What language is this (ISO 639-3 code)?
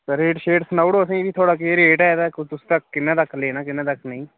doi